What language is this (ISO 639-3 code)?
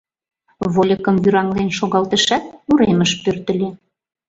chm